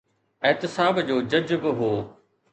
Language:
Sindhi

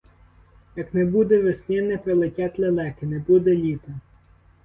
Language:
Ukrainian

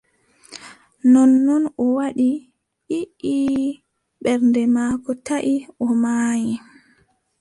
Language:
Adamawa Fulfulde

